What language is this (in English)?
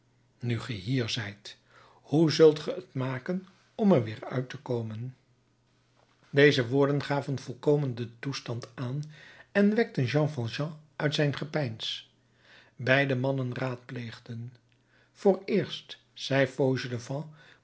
Dutch